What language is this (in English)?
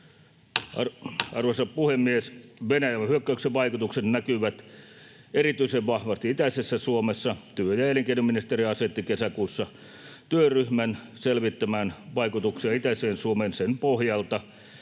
Finnish